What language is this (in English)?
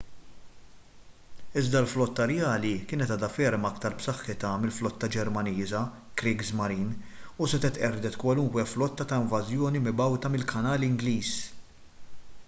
Maltese